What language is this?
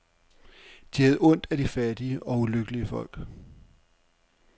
Danish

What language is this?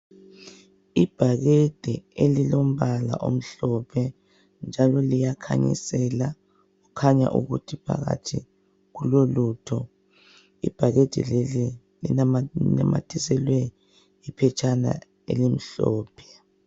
North Ndebele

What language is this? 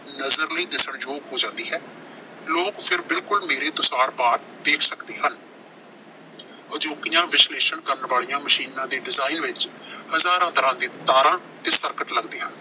Punjabi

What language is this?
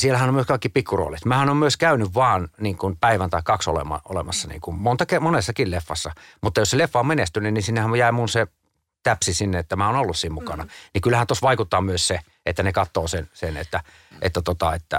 Finnish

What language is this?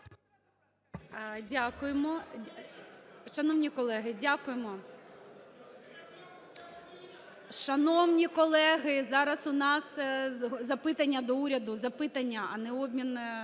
Ukrainian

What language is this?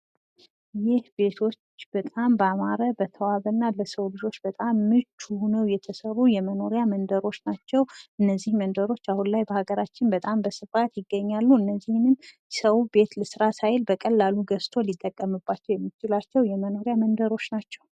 Amharic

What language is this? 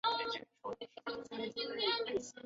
Chinese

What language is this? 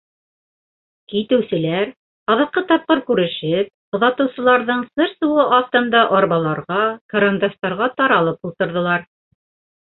Bashkir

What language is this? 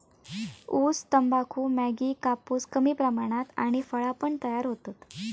Marathi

